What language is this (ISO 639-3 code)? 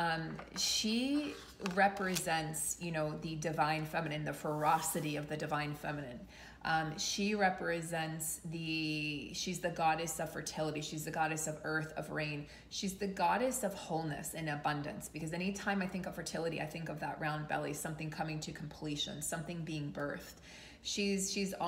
eng